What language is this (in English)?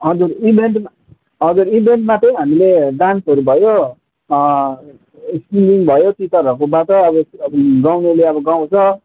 Nepali